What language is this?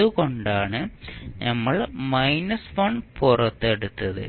Malayalam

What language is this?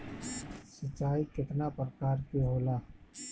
Bhojpuri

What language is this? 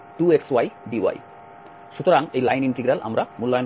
Bangla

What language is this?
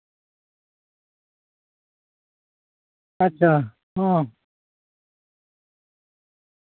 Santali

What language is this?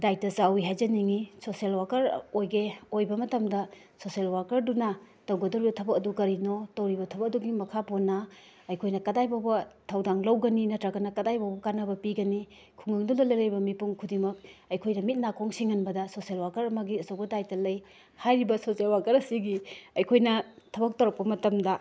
Manipuri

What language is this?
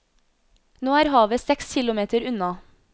Norwegian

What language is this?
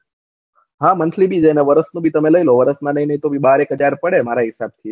Gujarati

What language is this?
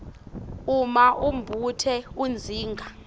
Swati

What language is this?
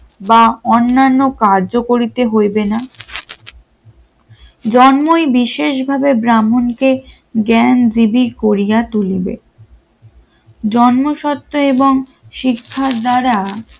Bangla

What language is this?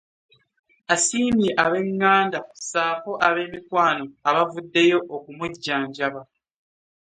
Ganda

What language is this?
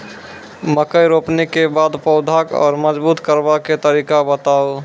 Maithili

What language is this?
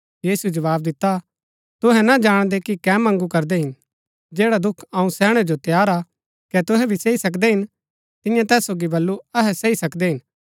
Gaddi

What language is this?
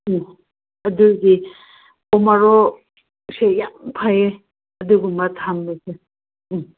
Manipuri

